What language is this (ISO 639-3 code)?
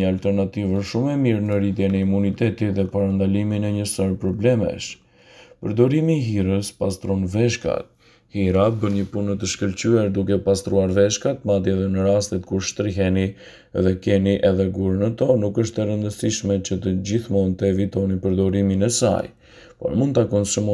ron